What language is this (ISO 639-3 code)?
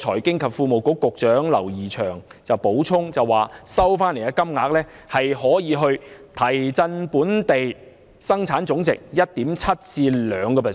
yue